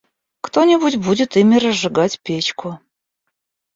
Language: Russian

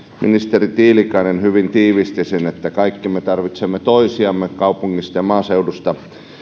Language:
Finnish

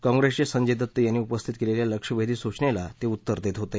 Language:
Marathi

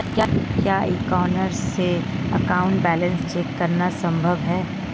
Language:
Hindi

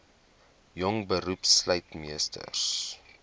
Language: Afrikaans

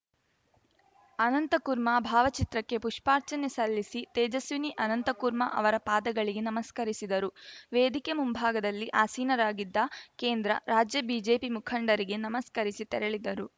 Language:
Kannada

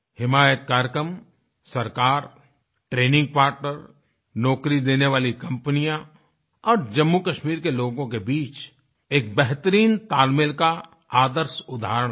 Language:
Hindi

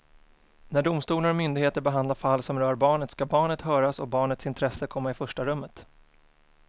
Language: Swedish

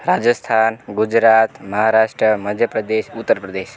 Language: Gujarati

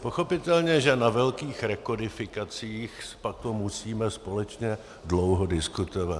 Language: Czech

